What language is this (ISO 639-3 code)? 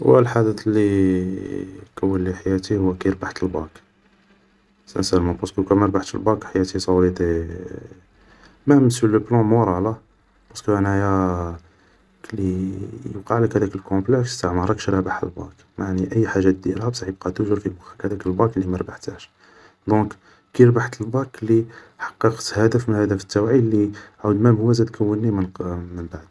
arq